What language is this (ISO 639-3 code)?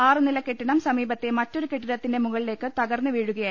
mal